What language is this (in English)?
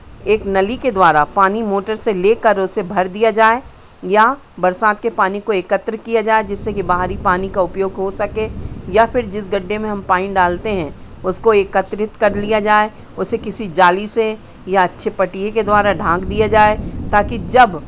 Hindi